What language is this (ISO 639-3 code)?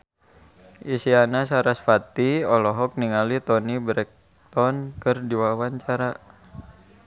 sun